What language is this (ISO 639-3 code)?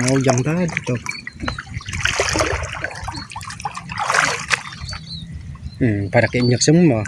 ind